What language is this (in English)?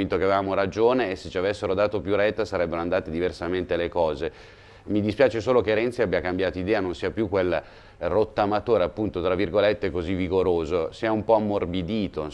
Italian